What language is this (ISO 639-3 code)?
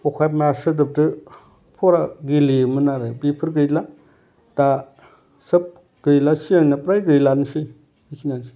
brx